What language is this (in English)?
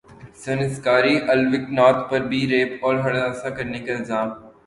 Urdu